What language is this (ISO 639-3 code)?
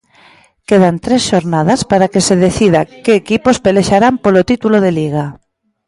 glg